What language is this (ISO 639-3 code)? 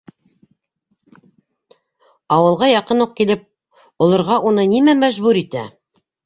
bak